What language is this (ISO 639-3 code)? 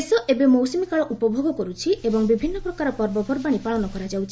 ori